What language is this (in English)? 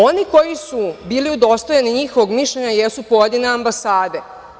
Serbian